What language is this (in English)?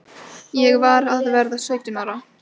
Icelandic